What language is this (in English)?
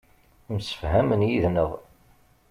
Kabyle